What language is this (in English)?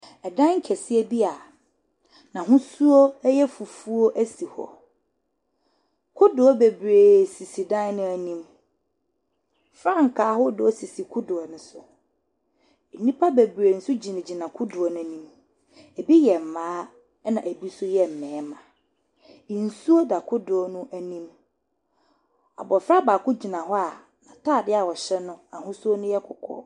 Akan